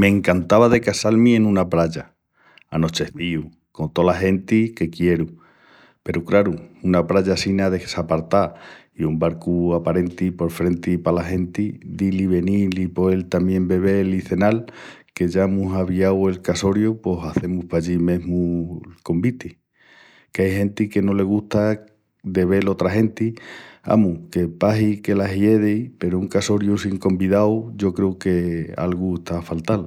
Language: Extremaduran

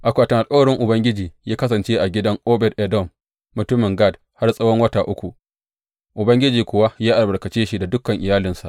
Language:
Hausa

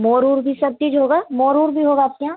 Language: Hindi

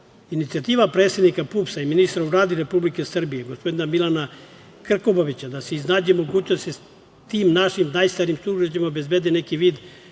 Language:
Serbian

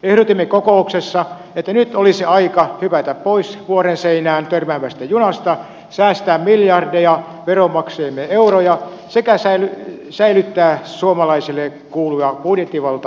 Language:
Finnish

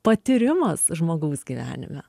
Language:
Lithuanian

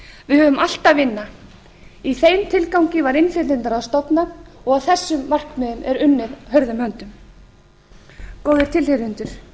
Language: Icelandic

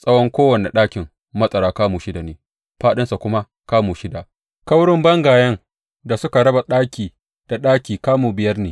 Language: Hausa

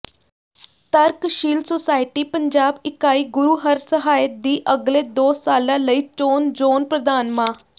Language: Punjabi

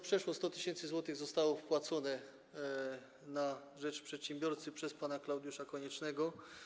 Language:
Polish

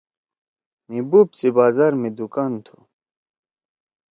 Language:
Torwali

